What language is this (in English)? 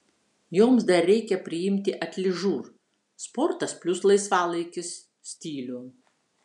Lithuanian